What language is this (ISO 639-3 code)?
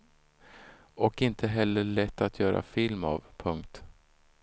swe